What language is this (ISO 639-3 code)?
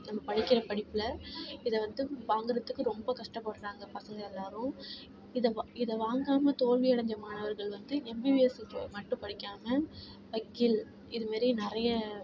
tam